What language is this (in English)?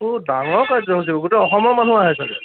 Assamese